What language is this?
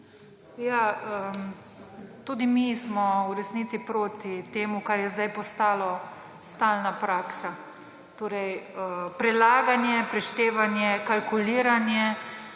Slovenian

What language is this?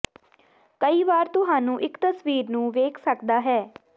Punjabi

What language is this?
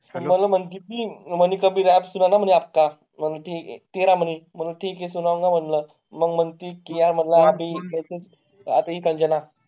Marathi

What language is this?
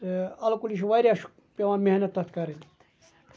Kashmiri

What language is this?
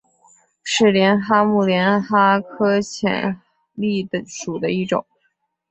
Chinese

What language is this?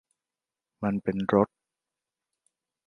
Thai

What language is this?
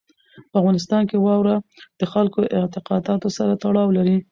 Pashto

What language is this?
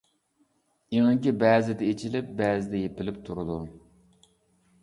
Uyghur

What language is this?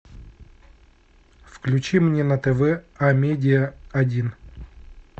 Russian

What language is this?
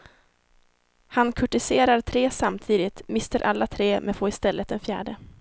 Swedish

